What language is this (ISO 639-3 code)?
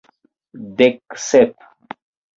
epo